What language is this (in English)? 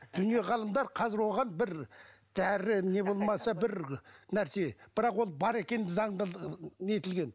Kazakh